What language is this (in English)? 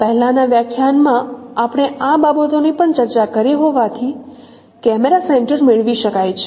Gujarati